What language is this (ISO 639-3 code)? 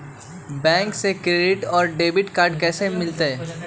mag